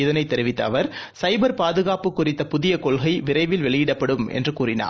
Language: Tamil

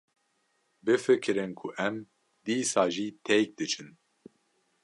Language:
Kurdish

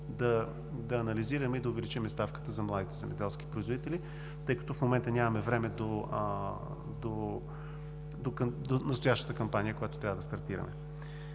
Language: Bulgarian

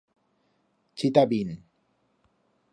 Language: Aragonese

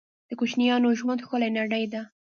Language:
Pashto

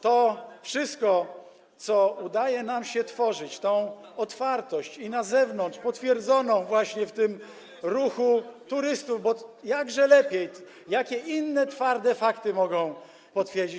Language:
Polish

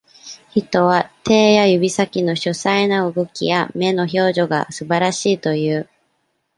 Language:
Japanese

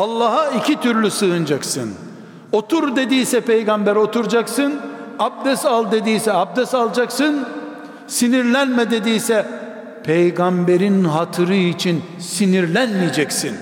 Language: Turkish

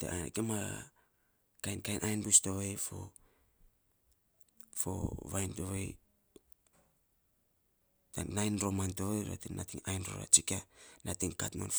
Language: Saposa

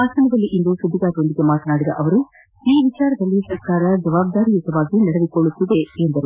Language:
Kannada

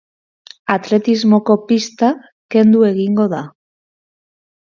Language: Basque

